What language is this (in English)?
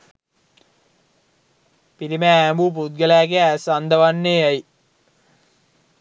Sinhala